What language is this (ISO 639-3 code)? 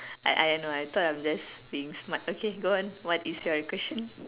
eng